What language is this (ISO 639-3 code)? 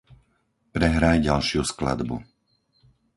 slk